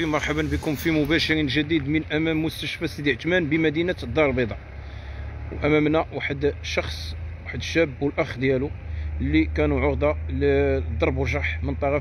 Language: Arabic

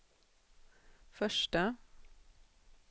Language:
Swedish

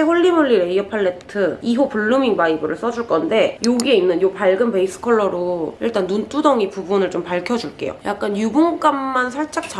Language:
Korean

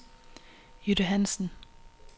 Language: Danish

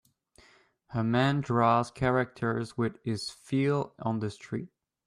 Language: English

